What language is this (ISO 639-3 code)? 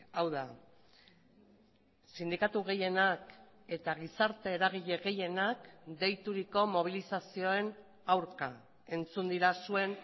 eus